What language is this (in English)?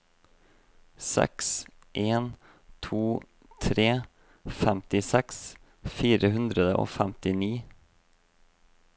Norwegian